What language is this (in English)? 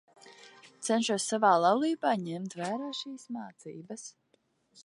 Latvian